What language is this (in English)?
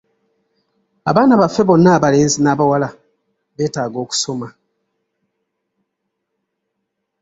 Ganda